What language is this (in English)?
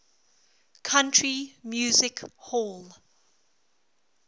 English